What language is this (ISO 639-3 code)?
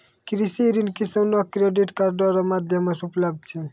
mai